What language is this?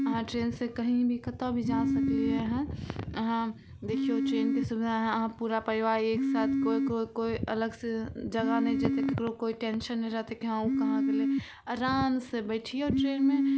Maithili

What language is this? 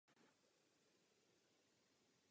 Czech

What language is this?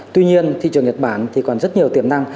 Vietnamese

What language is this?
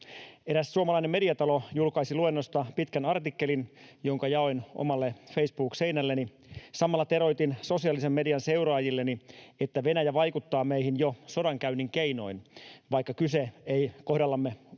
Finnish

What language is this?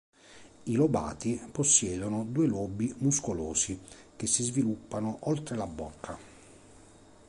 Italian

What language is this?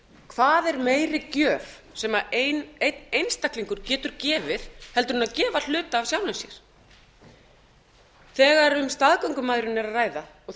Icelandic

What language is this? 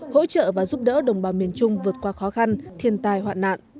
Vietnamese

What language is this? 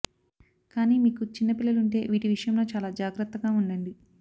Telugu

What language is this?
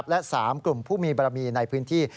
Thai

